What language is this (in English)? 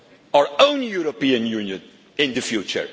English